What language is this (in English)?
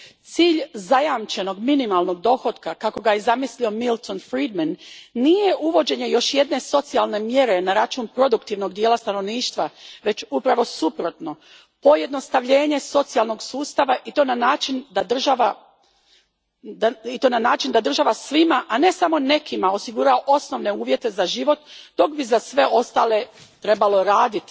Croatian